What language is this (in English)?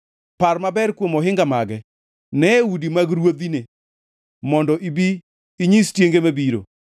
Luo (Kenya and Tanzania)